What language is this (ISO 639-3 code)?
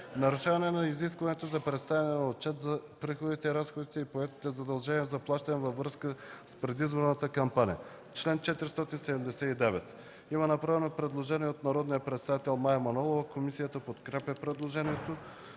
bul